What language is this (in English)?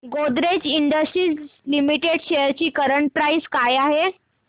Marathi